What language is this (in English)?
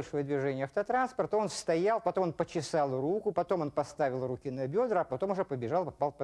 Russian